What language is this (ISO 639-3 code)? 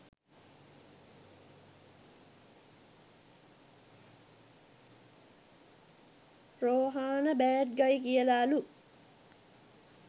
sin